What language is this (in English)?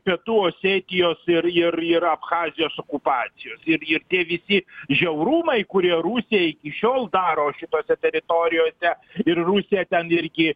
Lithuanian